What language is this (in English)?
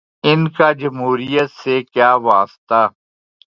Urdu